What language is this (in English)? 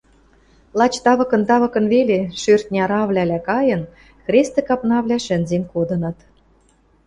Western Mari